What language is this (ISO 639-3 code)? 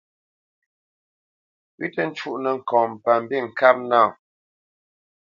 bce